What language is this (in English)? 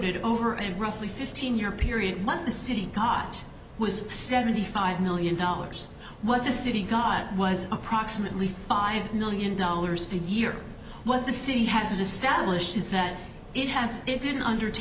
English